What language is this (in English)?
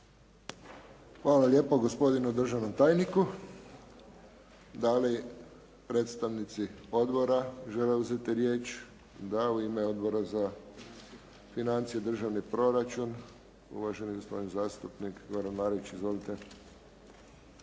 Croatian